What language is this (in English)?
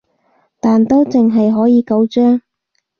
Cantonese